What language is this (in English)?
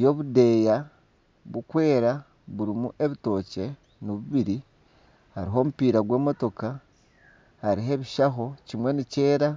Nyankole